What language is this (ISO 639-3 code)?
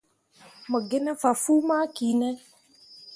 mua